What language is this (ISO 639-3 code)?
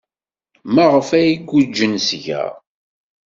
kab